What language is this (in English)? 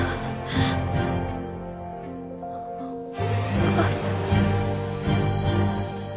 Japanese